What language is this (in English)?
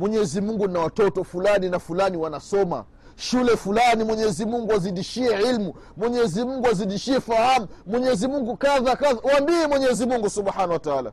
Swahili